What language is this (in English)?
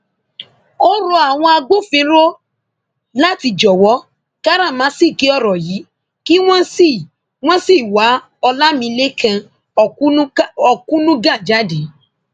Yoruba